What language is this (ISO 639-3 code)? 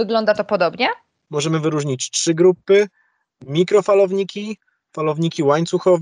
pol